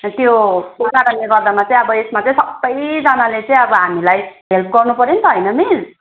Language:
Nepali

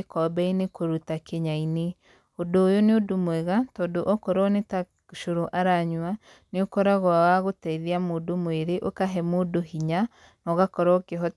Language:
Kikuyu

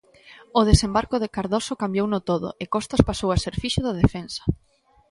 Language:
Galician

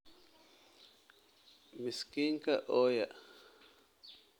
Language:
Somali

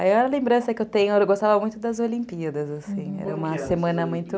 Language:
Portuguese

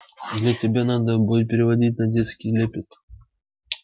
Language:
Russian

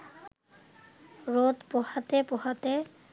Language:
Bangla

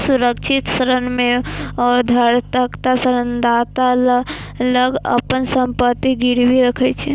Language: Maithili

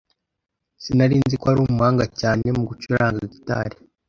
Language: Kinyarwanda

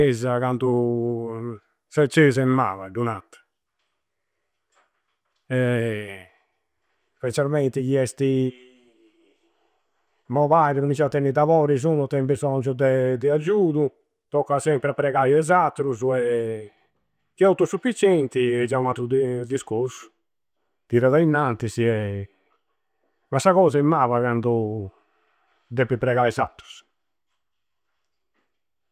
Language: Campidanese Sardinian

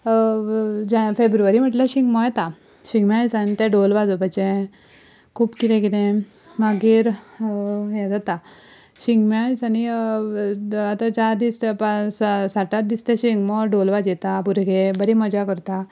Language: Konkani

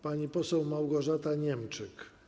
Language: Polish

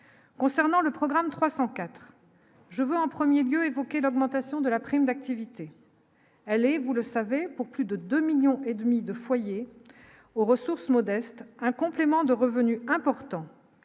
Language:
French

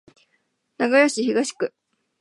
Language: Japanese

